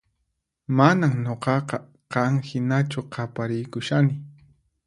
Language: Puno Quechua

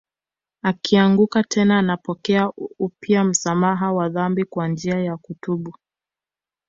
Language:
Swahili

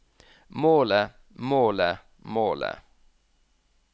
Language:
Norwegian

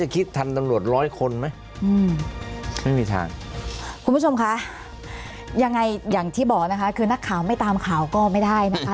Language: Thai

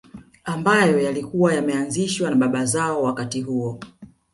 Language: Swahili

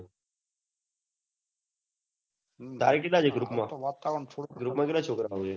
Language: Gujarati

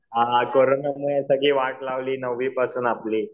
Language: Marathi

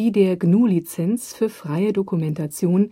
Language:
German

